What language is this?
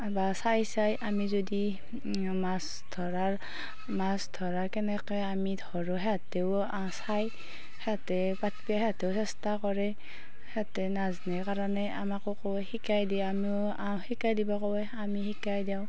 Assamese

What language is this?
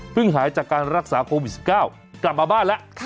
Thai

